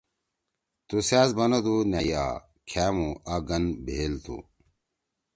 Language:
Torwali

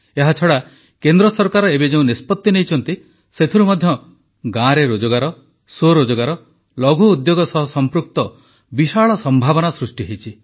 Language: Odia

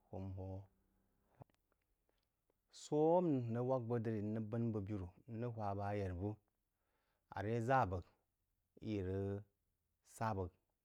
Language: Jiba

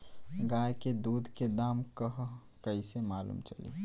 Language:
Bhojpuri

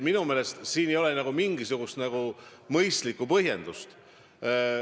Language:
Estonian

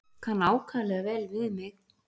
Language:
Icelandic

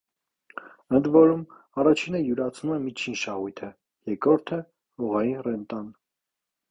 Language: Armenian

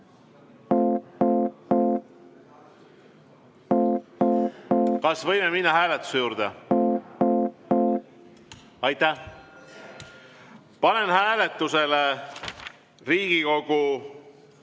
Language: Estonian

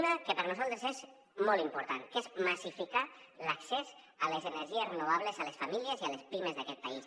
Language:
Catalan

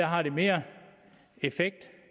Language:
Danish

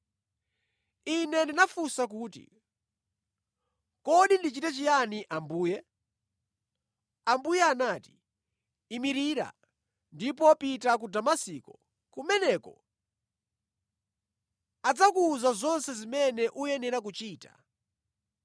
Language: Nyanja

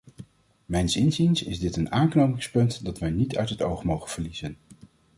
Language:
Dutch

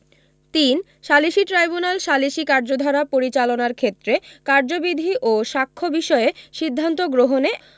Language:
Bangla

